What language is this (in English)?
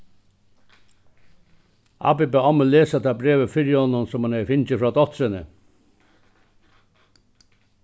Faroese